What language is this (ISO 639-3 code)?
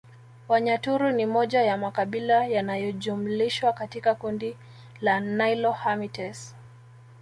swa